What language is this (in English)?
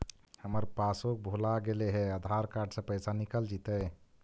Magahi